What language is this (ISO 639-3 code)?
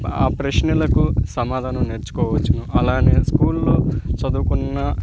tel